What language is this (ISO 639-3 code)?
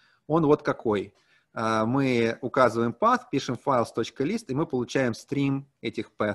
rus